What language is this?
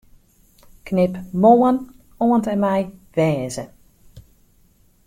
Western Frisian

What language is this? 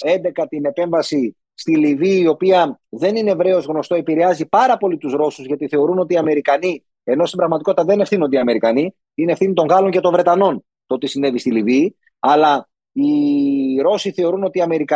Greek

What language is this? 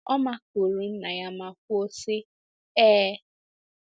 Igbo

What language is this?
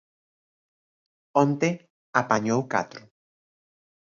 Galician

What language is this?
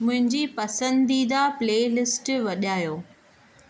Sindhi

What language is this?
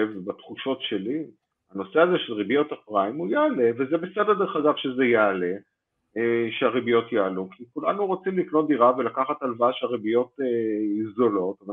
Hebrew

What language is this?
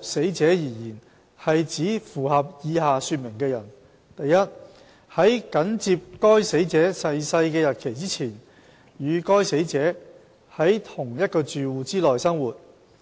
Cantonese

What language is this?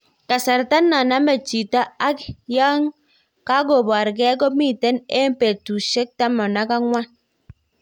Kalenjin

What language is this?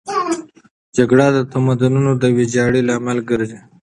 Pashto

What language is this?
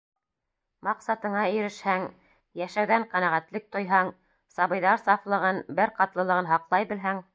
Bashkir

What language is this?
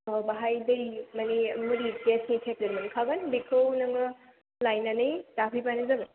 Bodo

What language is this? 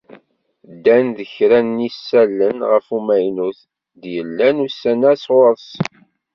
Kabyle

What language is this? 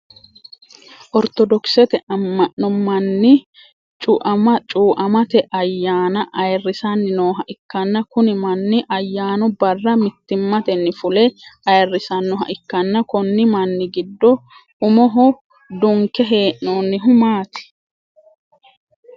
Sidamo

